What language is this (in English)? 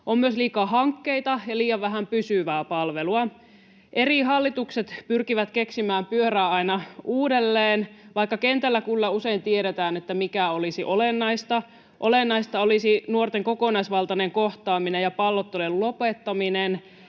Finnish